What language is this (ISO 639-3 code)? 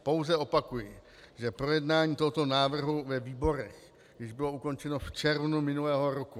ces